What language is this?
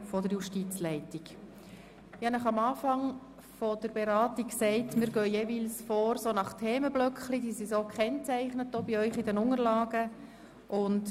Swiss German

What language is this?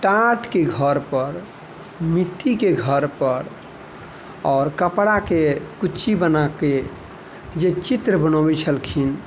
Maithili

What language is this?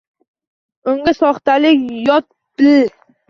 Uzbek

